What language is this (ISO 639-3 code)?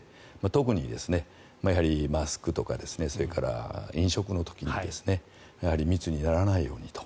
jpn